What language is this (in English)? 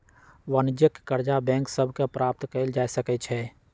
Magahi